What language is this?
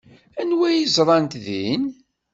Kabyle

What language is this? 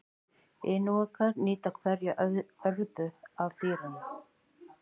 Icelandic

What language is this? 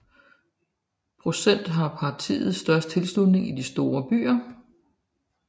Danish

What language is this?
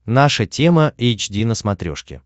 Russian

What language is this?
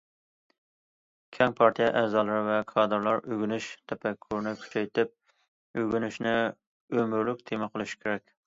Uyghur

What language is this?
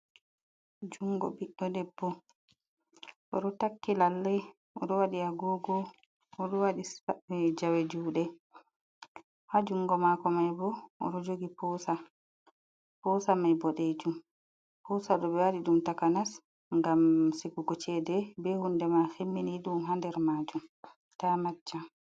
Fula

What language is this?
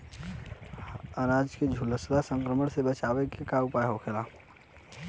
Bhojpuri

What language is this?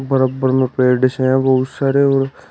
Hindi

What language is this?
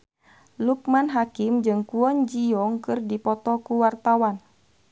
Sundanese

